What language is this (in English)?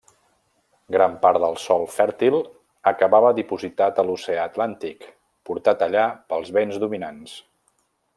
Catalan